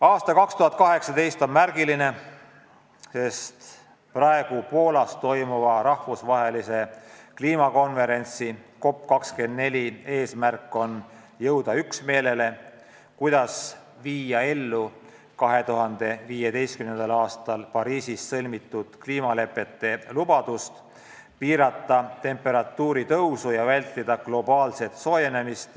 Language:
Estonian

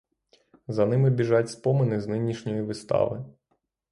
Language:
Ukrainian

